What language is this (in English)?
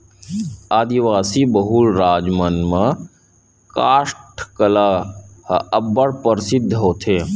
Chhattisgarhi